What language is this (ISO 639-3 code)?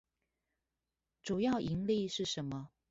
zho